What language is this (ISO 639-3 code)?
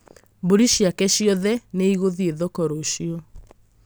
kik